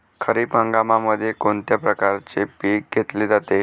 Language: Marathi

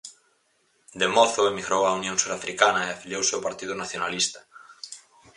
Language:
Galician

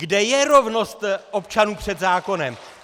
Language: Czech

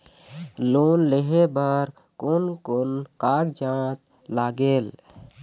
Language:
Chhattisgarhi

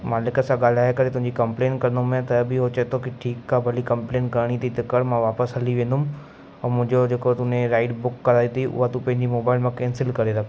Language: Sindhi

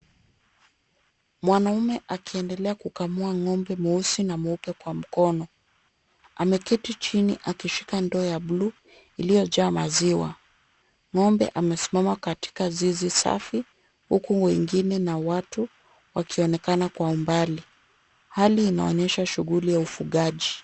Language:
Swahili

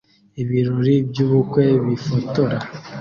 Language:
Kinyarwanda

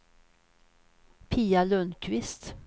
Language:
Swedish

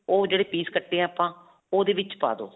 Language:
Punjabi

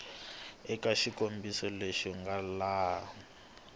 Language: Tsonga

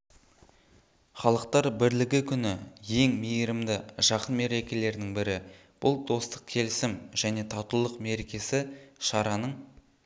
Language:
Kazakh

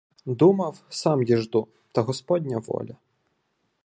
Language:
Ukrainian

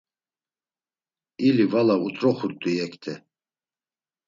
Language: Laz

